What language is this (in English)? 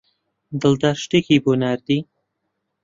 Central Kurdish